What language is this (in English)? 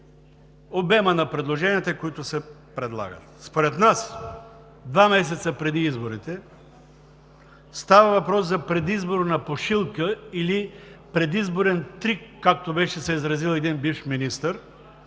Bulgarian